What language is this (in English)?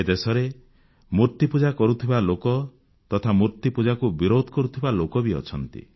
Odia